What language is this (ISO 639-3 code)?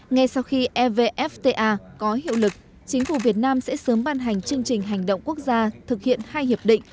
vie